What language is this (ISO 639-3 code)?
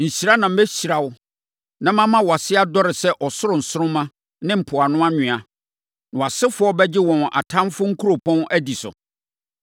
aka